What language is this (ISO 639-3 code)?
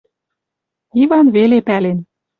mrj